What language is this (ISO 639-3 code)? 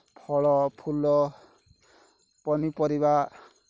ori